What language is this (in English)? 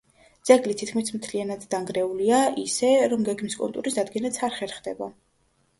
Georgian